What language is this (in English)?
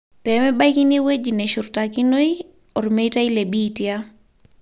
Masai